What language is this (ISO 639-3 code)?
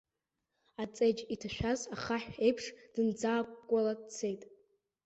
abk